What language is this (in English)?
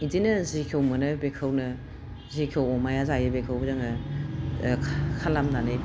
Bodo